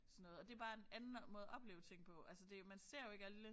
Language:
Danish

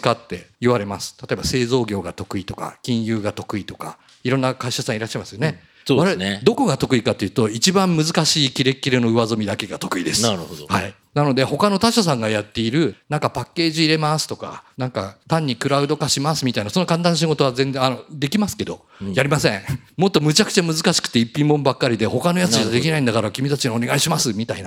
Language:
Japanese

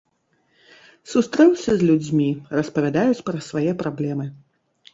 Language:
Belarusian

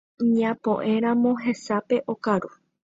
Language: Guarani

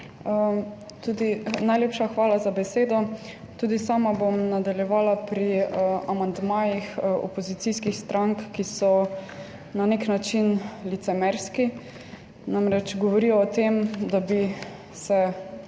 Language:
Slovenian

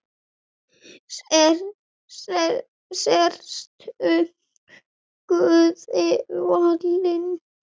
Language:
Icelandic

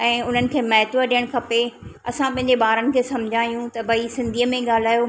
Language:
Sindhi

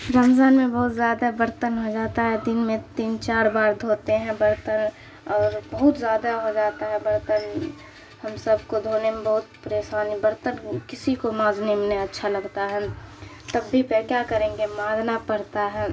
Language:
Urdu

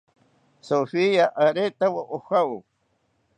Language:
South Ucayali Ashéninka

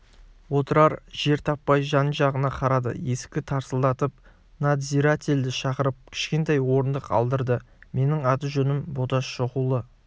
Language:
Kazakh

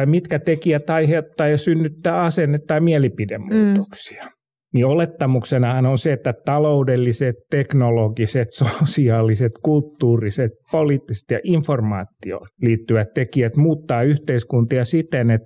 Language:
Finnish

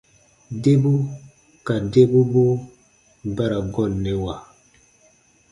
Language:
Baatonum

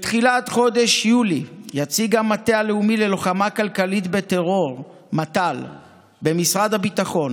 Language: Hebrew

